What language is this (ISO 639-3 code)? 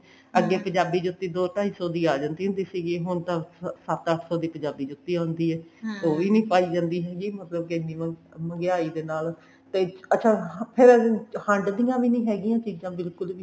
pan